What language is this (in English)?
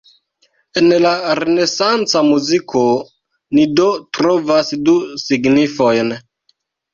Esperanto